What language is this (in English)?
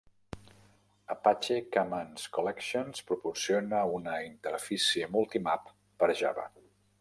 Catalan